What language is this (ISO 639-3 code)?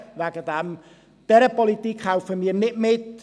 gsw